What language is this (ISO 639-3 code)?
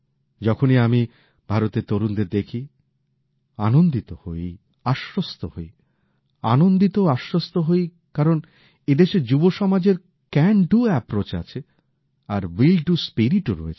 ben